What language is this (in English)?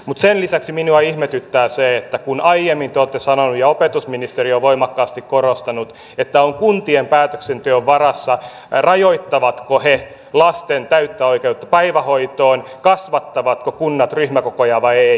Finnish